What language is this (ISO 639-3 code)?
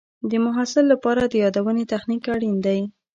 pus